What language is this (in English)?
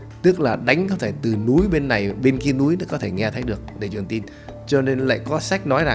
Vietnamese